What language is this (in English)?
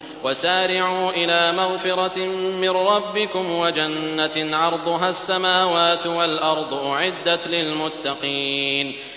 Arabic